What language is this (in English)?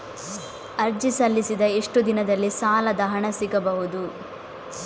Kannada